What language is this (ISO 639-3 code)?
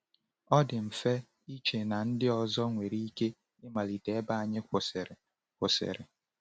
ibo